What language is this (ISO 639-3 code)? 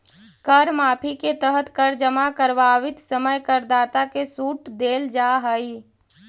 mag